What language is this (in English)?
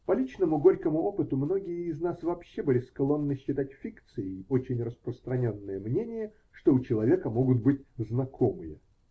Russian